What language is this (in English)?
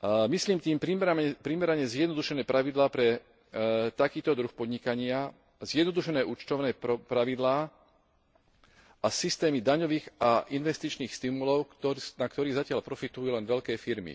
Slovak